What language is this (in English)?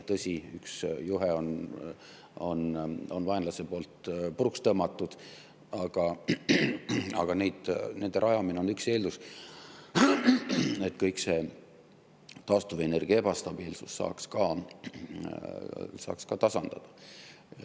Estonian